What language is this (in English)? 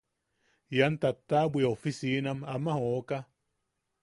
Yaqui